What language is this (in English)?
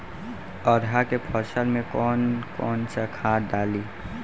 Bhojpuri